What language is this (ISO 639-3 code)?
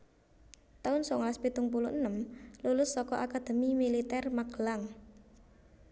jav